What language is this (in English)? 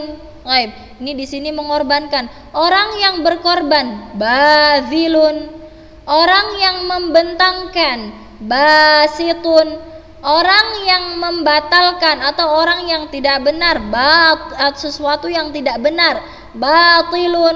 Indonesian